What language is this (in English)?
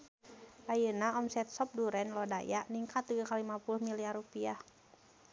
Sundanese